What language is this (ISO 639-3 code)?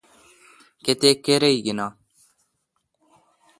xka